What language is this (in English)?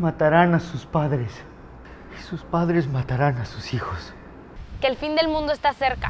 Spanish